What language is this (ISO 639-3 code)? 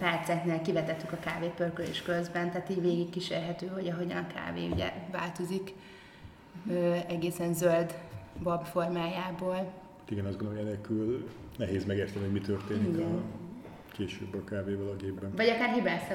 hun